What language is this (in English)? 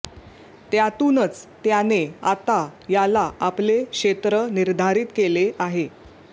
Marathi